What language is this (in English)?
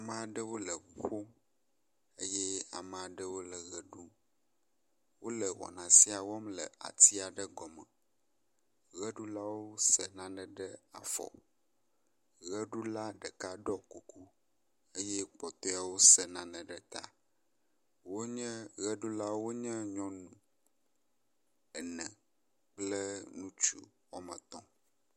Ewe